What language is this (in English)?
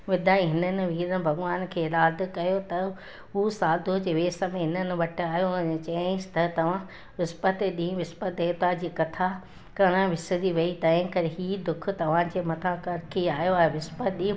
Sindhi